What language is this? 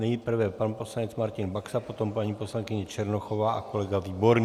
Czech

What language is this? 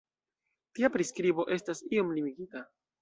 Esperanto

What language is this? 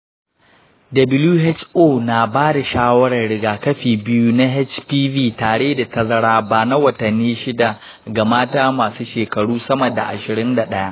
Hausa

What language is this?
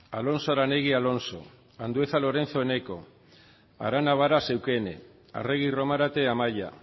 Basque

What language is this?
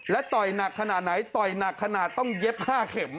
Thai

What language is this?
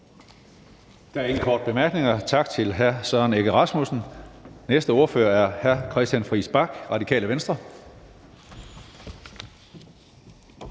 Danish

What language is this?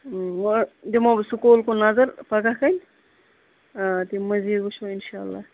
Kashmiri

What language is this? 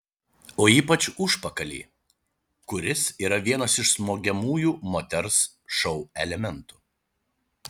Lithuanian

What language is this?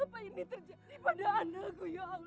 Indonesian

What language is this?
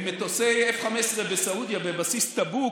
Hebrew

